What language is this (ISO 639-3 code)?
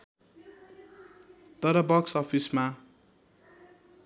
nep